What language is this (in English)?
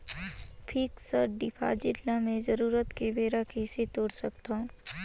Chhattisgarhi